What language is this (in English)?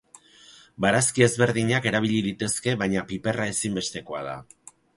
Basque